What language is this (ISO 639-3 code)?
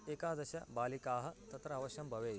san